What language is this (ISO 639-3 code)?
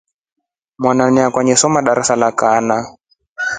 rof